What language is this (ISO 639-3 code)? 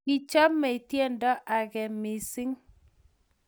kln